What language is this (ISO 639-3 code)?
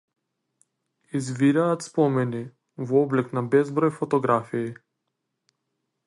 mkd